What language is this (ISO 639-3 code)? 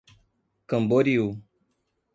por